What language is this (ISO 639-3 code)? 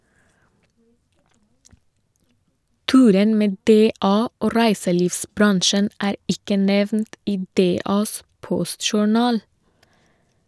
nor